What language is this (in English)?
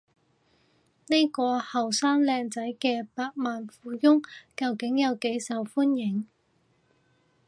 Cantonese